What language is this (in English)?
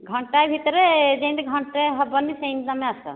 Odia